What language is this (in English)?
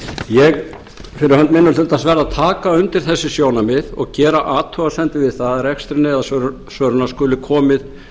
Icelandic